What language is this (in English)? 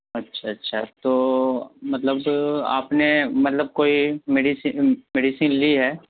Urdu